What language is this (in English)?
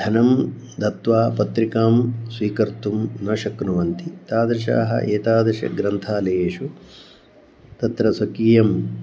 Sanskrit